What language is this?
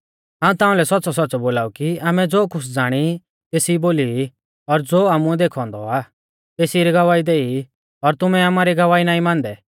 Mahasu Pahari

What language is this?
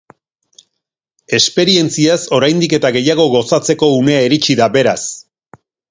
Basque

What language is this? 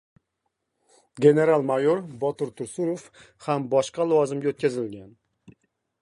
Uzbek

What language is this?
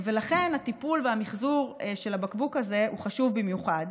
Hebrew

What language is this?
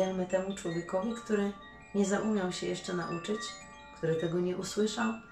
Polish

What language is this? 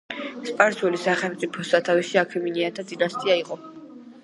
Georgian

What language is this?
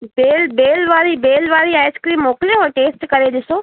Sindhi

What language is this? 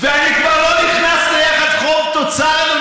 Hebrew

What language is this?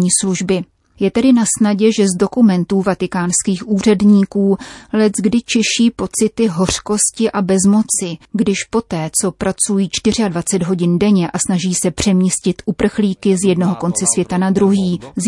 Czech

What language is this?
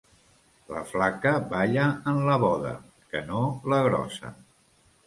Catalan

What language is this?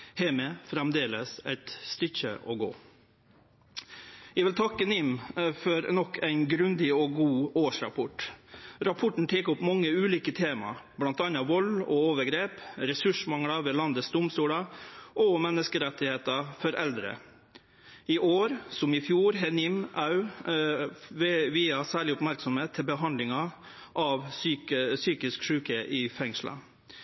Norwegian Nynorsk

